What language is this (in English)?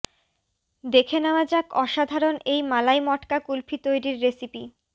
Bangla